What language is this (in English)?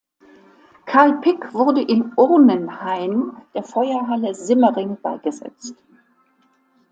German